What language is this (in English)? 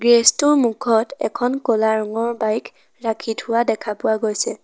Assamese